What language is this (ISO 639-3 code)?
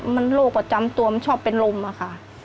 tha